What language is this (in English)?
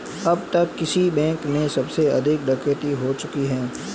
Hindi